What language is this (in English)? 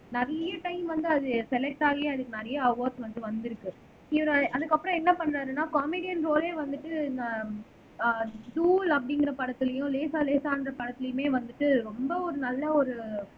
Tamil